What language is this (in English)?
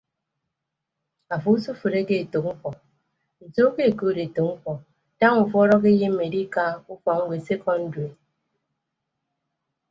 Ibibio